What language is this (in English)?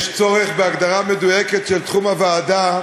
Hebrew